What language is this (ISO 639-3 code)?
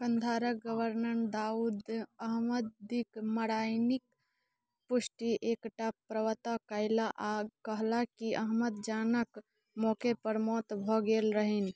mai